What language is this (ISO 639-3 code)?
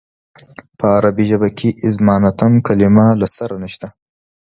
pus